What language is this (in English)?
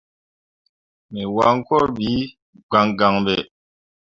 Mundang